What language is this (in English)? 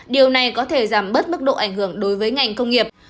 Vietnamese